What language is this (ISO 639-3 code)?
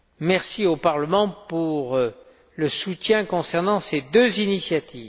fra